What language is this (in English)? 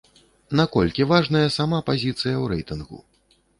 Belarusian